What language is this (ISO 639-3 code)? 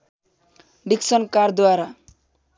nep